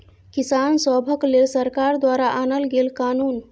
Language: Maithili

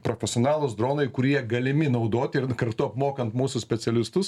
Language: Lithuanian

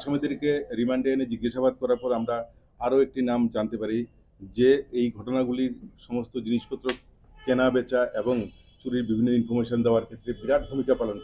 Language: Bangla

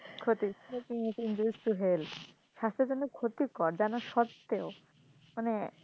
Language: Bangla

